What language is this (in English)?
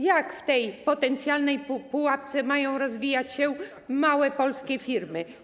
Polish